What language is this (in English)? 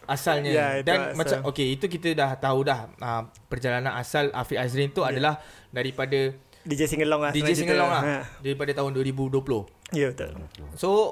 Malay